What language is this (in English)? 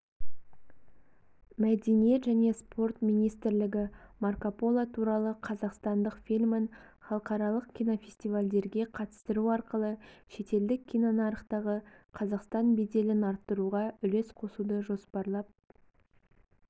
Kazakh